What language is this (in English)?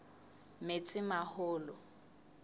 Southern Sotho